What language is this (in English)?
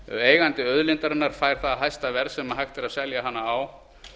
Icelandic